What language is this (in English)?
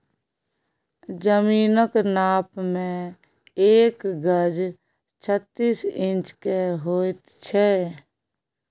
Maithili